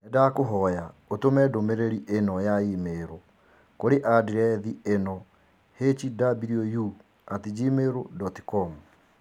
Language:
Kikuyu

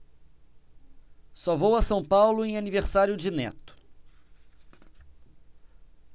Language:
Portuguese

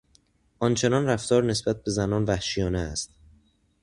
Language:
Persian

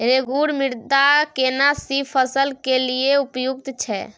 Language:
Maithili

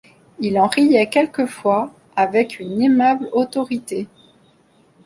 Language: French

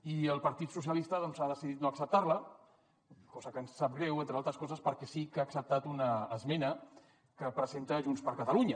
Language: Catalan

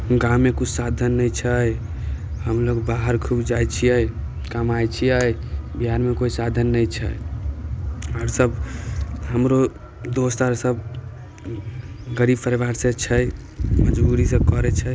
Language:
Maithili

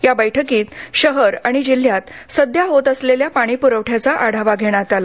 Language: Marathi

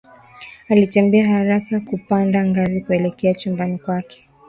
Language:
Swahili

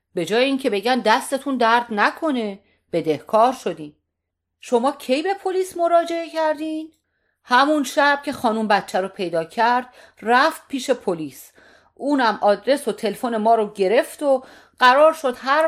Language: Persian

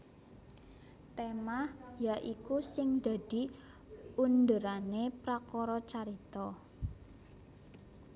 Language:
Javanese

